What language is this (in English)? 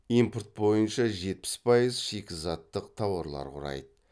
Kazakh